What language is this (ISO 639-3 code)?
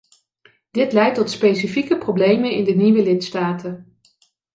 nld